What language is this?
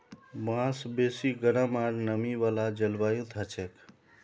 Magahi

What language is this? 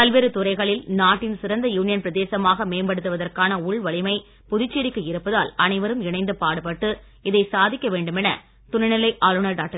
Tamil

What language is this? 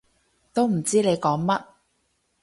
Cantonese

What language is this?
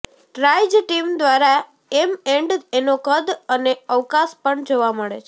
Gujarati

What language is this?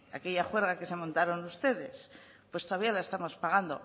Spanish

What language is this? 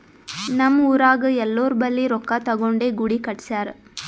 Kannada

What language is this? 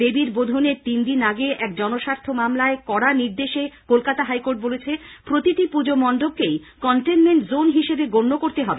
Bangla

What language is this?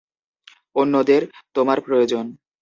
Bangla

